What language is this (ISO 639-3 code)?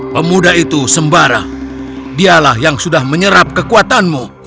ind